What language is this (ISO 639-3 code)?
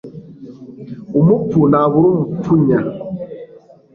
kin